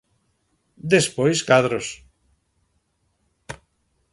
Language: Galician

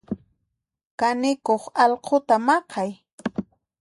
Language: Puno Quechua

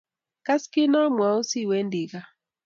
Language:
Kalenjin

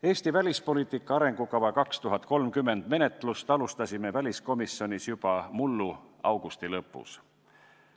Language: Estonian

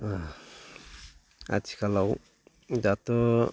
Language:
Bodo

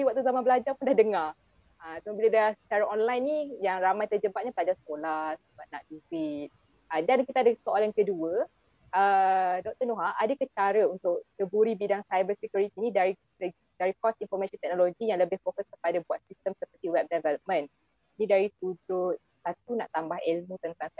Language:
Malay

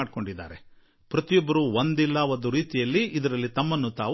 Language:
Kannada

